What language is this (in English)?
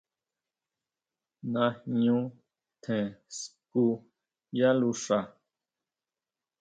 Huautla Mazatec